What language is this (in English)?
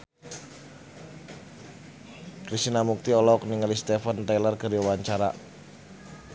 Sundanese